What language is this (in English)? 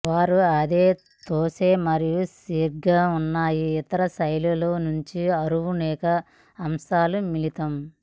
Telugu